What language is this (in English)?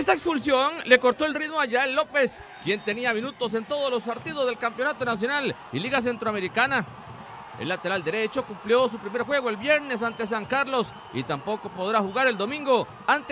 Spanish